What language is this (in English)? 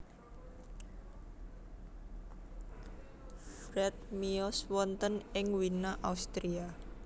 Javanese